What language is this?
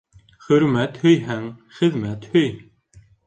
Bashkir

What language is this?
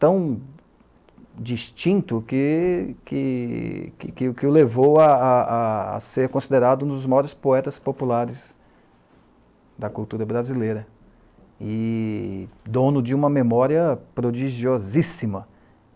Portuguese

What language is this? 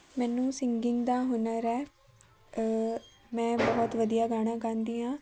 Punjabi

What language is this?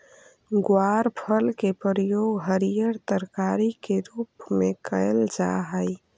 Magahi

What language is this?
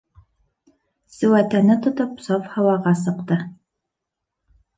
Bashkir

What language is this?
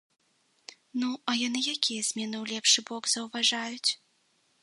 Belarusian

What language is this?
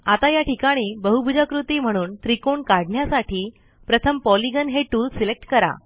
Marathi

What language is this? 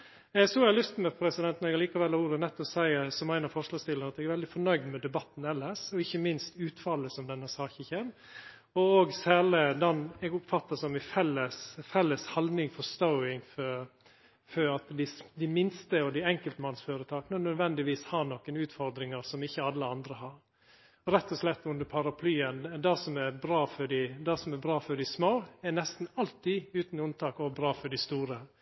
Norwegian Nynorsk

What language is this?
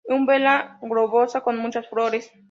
Spanish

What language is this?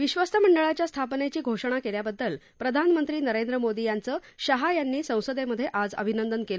Marathi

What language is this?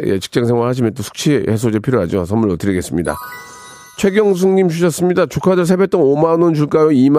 Korean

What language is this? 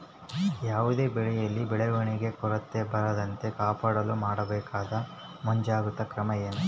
Kannada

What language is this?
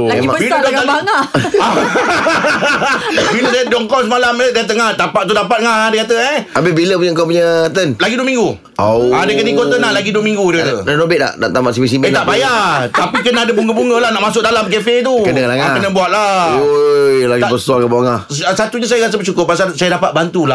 Malay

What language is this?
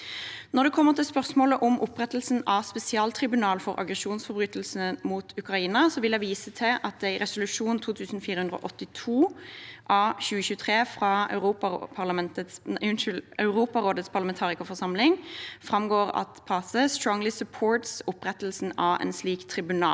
Norwegian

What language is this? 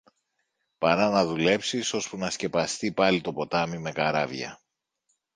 Greek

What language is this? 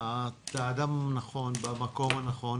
Hebrew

